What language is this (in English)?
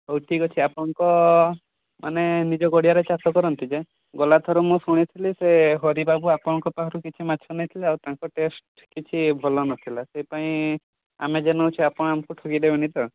Odia